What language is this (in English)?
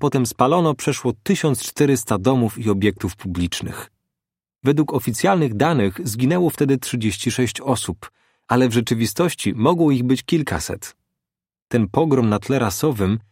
Polish